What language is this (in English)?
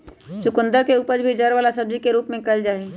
Magahi